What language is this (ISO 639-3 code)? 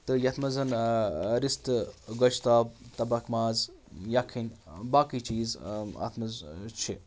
kas